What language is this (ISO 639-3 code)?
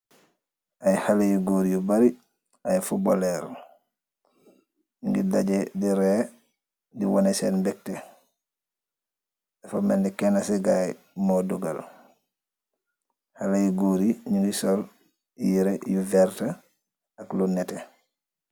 wol